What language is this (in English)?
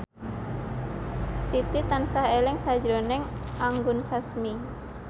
Javanese